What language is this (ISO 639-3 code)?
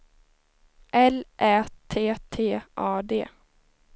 swe